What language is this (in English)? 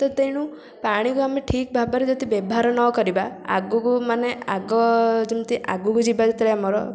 Odia